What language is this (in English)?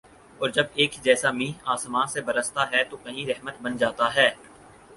Urdu